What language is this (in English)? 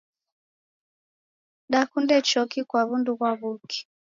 Taita